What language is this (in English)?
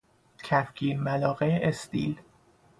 Persian